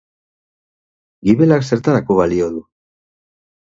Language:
Basque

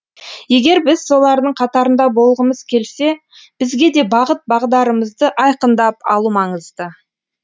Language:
Kazakh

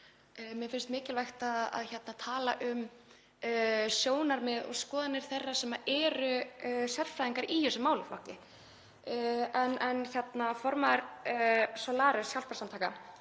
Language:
Icelandic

